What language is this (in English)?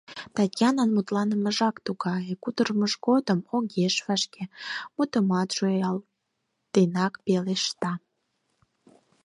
Mari